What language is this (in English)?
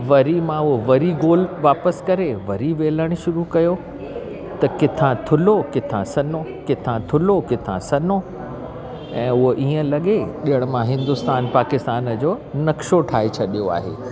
Sindhi